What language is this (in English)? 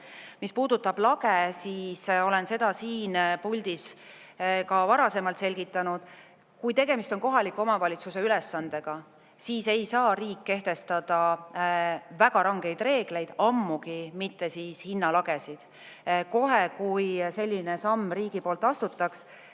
Estonian